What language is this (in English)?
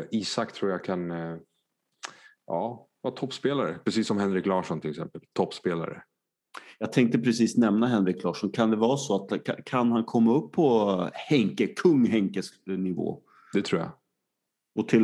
Swedish